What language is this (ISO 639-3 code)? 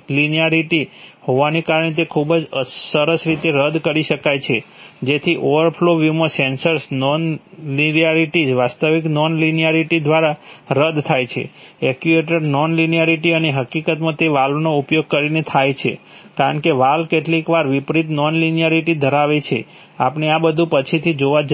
guj